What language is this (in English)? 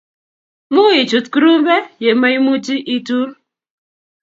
Kalenjin